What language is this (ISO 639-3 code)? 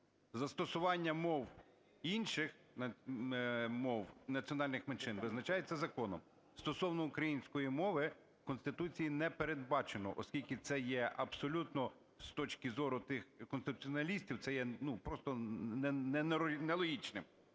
ukr